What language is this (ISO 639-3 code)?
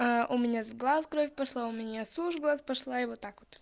rus